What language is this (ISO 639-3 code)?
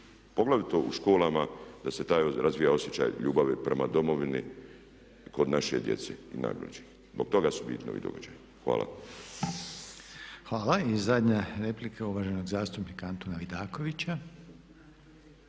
hrv